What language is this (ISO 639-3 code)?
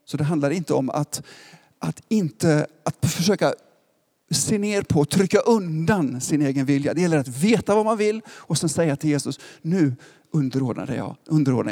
swe